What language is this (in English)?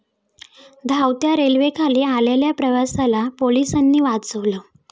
Marathi